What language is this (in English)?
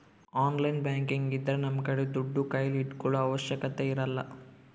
Kannada